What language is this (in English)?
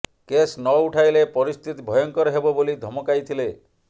Odia